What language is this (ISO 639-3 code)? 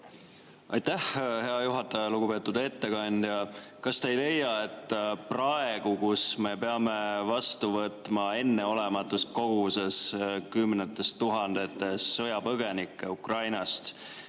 est